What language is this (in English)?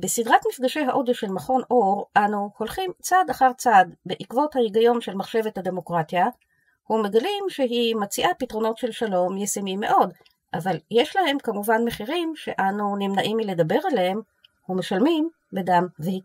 Hebrew